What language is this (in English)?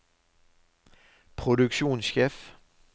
Norwegian